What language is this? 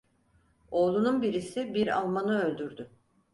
Turkish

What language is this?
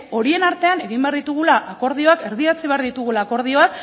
Basque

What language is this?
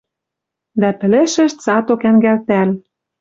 Western Mari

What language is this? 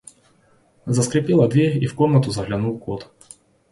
Russian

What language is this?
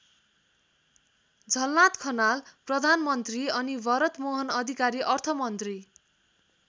Nepali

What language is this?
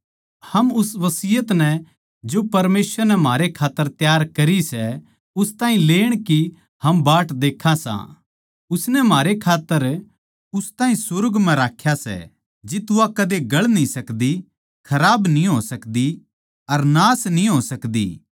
Haryanvi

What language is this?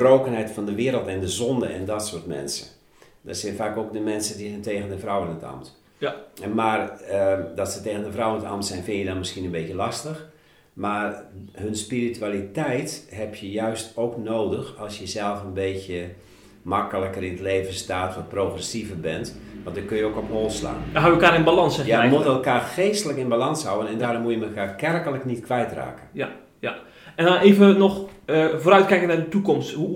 Dutch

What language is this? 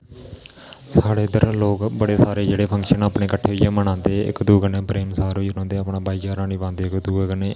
Dogri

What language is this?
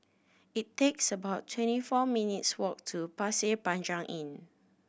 English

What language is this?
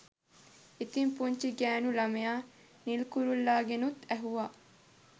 Sinhala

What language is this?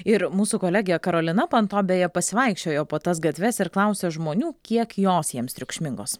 Lithuanian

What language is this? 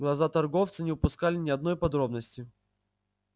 Russian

